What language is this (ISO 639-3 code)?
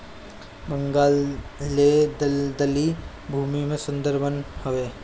bho